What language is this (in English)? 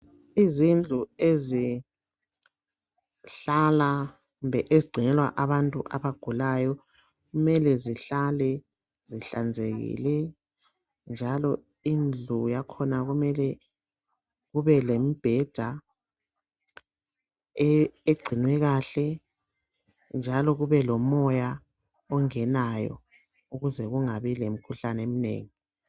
North Ndebele